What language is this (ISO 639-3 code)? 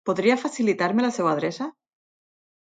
cat